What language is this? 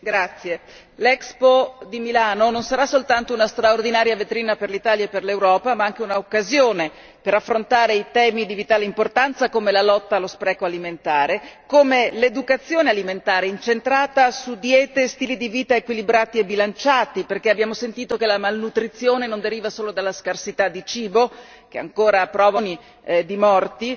Italian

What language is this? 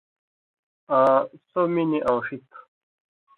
Indus Kohistani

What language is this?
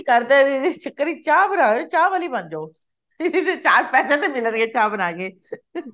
Punjabi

